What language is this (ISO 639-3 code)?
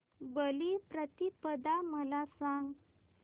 mar